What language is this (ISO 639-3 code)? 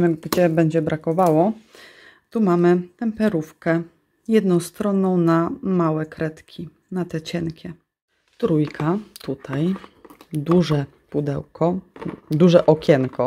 pol